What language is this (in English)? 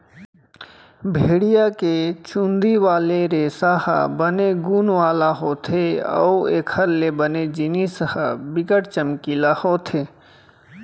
Chhattisgarhi